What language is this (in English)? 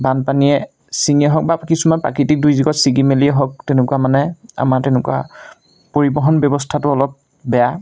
Assamese